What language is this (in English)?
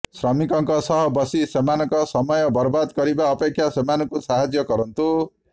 Odia